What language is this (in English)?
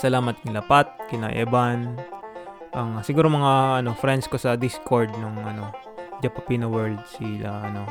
Filipino